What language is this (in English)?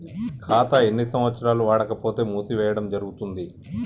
Telugu